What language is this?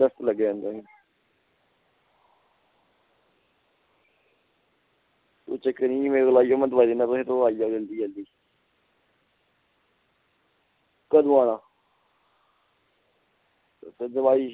Dogri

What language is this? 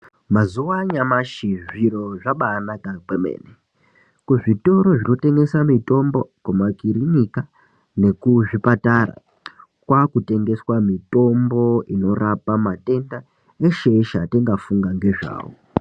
Ndau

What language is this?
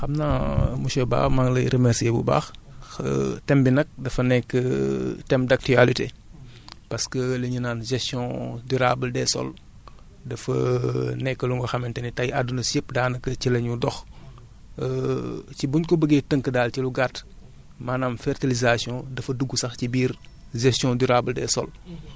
Wolof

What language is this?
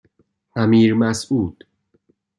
Persian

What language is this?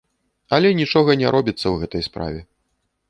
Belarusian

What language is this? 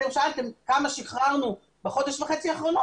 Hebrew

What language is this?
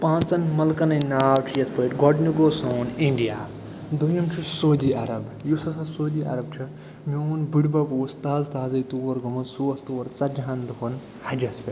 Kashmiri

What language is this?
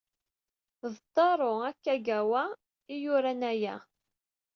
Kabyle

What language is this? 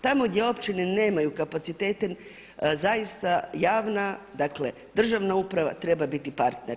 Croatian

